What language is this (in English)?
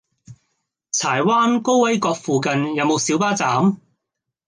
Cantonese